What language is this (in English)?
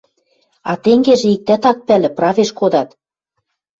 Western Mari